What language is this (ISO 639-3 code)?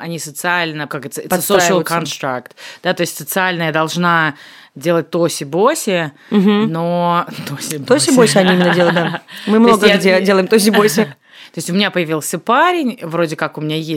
rus